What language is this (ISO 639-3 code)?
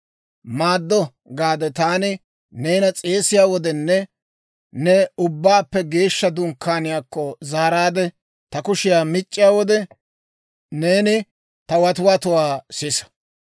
dwr